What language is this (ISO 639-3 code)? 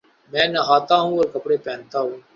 urd